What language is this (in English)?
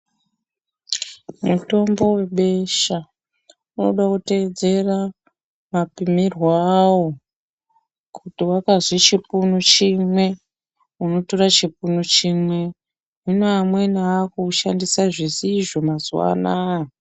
Ndau